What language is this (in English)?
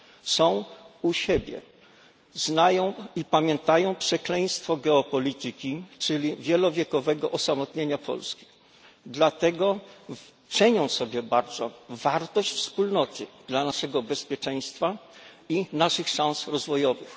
Polish